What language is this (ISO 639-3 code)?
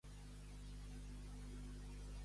cat